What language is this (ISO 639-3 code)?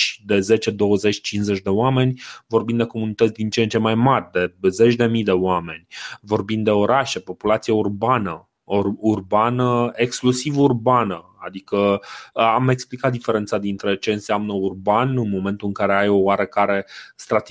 ron